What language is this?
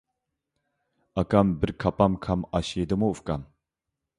Uyghur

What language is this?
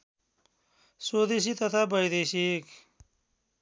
Nepali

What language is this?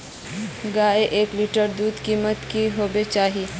Magahi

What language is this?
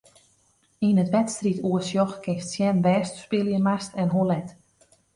Western Frisian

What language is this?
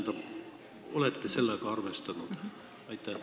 Estonian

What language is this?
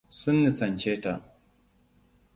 Hausa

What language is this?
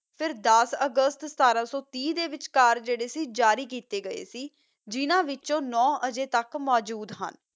Punjabi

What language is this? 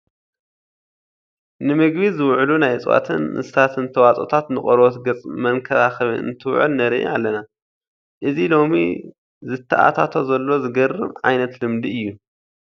Tigrinya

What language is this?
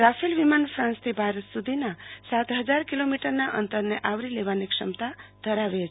Gujarati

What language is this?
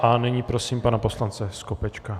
Czech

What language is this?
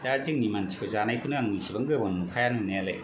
Bodo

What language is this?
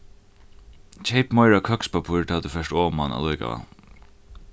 Faroese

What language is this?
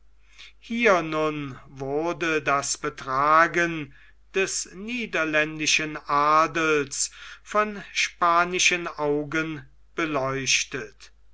German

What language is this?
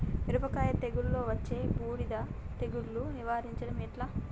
Telugu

